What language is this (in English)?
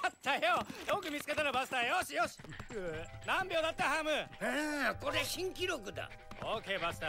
Japanese